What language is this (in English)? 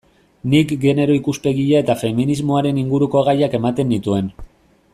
Basque